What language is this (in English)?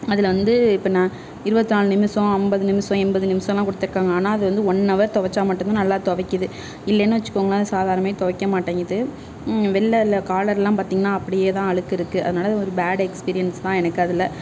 Tamil